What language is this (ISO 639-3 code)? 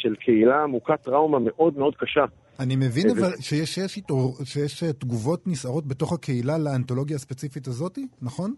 heb